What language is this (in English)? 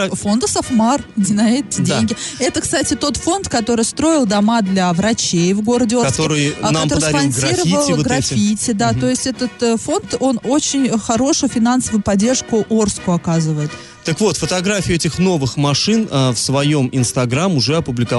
Russian